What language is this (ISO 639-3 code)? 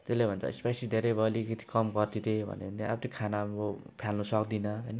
nep